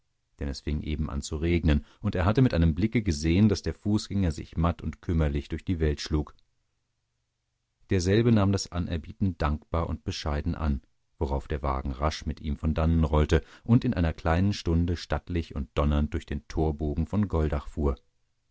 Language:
German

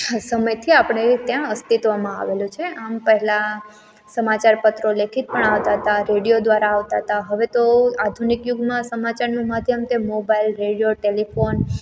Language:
Gujarati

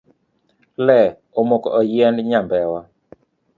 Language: Luo (Kenya and Tanzania)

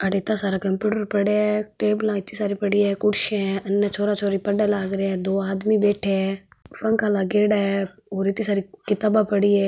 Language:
Marwari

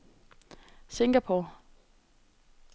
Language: Danish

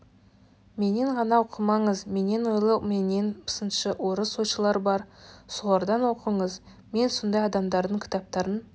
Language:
Kazakh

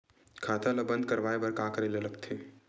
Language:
Chhattisgarhi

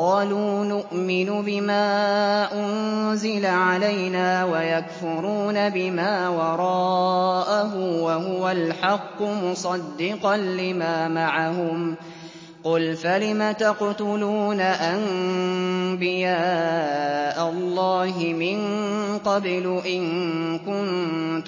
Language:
Arabic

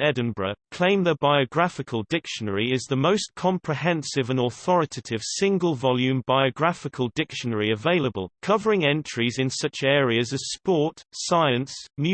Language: English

